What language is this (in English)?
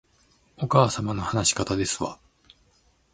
Japanese